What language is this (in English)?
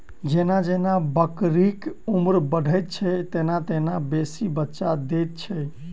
Maithili